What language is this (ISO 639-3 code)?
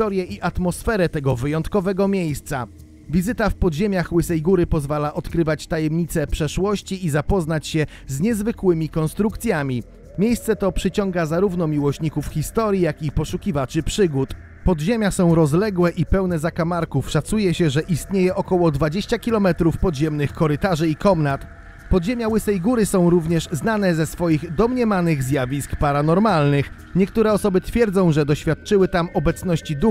pol